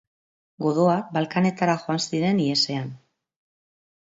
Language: Basque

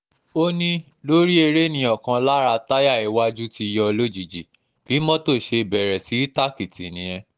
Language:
Yoruba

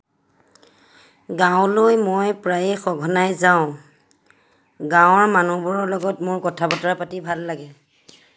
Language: Assamese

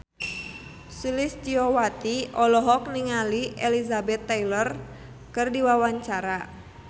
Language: Sundanese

